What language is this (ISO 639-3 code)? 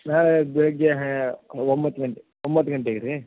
kan